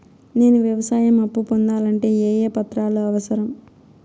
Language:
Telugu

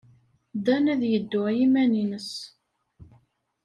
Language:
Kabyle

